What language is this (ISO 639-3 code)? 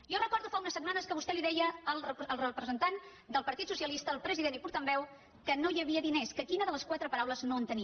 cat